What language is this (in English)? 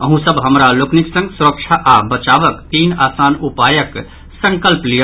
Maithili